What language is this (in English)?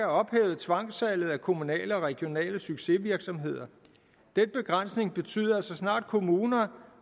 Danish